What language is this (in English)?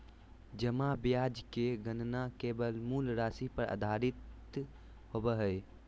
Magahi